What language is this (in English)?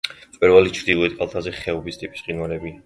Georgian